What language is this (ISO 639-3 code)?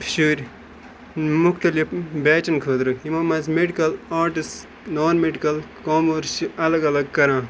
kas